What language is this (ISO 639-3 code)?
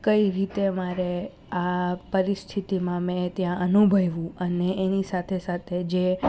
guj